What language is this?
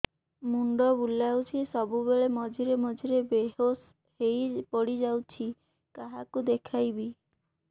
Odia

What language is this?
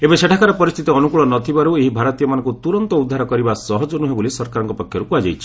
Odia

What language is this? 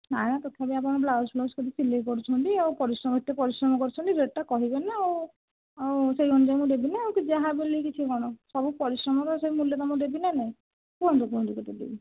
Odia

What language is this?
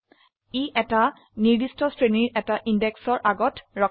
Assamese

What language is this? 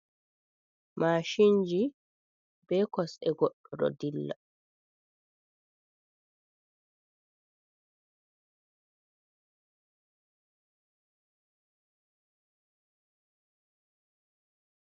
Fula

